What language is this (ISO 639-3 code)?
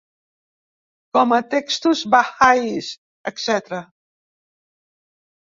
cat